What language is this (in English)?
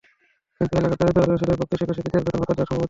Bangla